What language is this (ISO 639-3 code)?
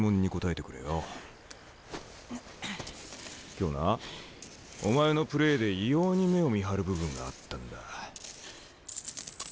jpn